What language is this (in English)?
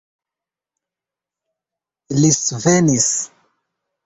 Esperanto